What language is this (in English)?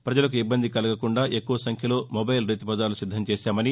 Telugu